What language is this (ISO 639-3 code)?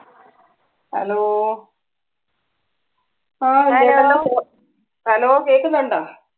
mal